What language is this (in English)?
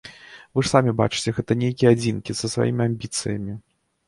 Belarusian